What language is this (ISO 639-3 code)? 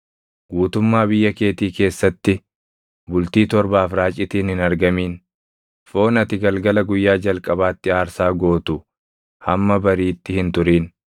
orm